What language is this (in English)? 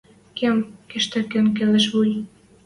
Western Mari